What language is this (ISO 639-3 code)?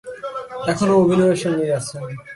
ben